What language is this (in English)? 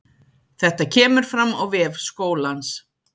Icelandic